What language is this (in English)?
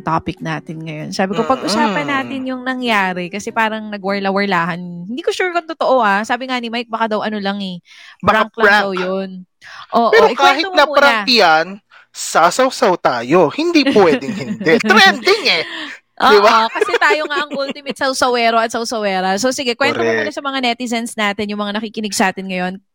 Filipino